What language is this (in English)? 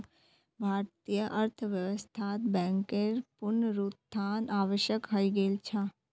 Magahi